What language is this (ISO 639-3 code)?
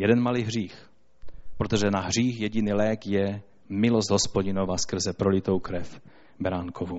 ces